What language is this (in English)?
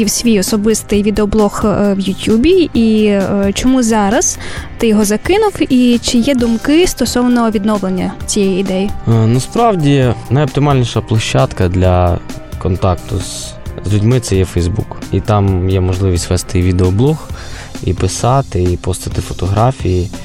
Ukrainian